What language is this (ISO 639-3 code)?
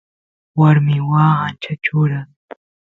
qus